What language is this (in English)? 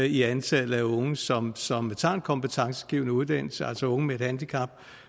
Danish